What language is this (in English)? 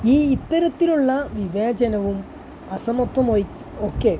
Malayalam